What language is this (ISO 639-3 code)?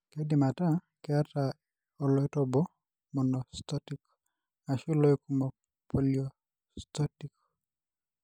mas